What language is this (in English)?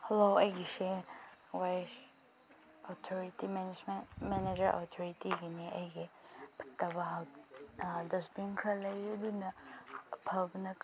Manipuri